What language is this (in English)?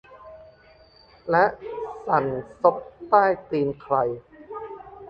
Thai